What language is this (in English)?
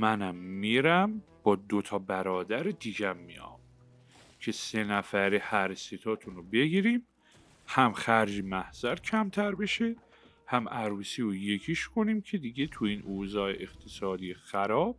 Persian